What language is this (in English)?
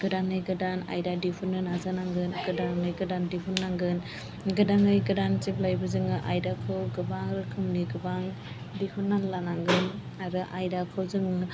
Bodo